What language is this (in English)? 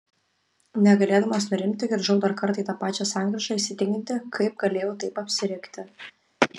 Lithuanian